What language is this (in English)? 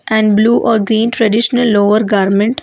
English